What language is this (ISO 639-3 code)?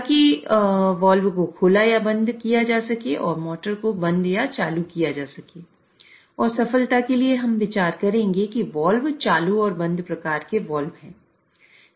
hin